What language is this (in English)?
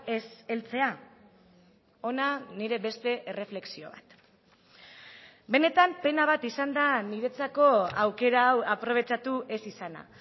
Basque